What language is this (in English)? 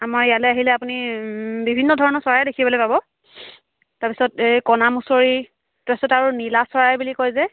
Assamese